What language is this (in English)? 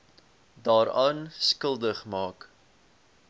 Afrikaans